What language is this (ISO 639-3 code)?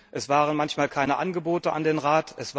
deu